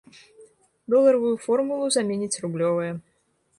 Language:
Belarusian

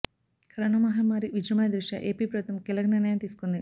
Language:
Telugu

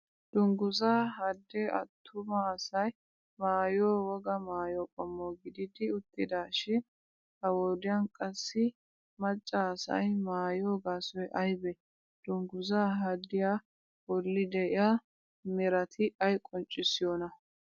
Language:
Wolaytta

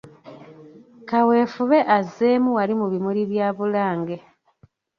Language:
Ganda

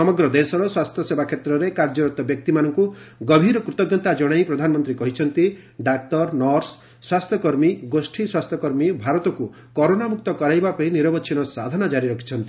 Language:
Odia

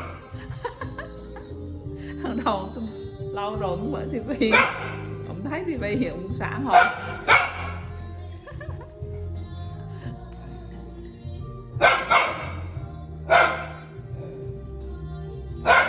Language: Vietnamese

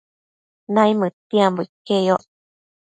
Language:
Matsés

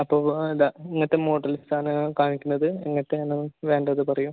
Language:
Malayalam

